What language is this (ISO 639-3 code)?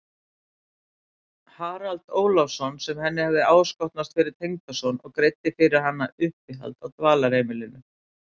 isl